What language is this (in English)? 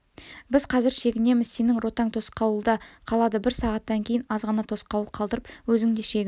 Kazakh